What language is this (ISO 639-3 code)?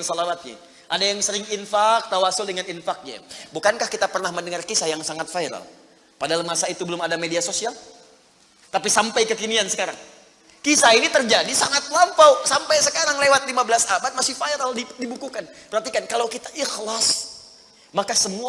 ind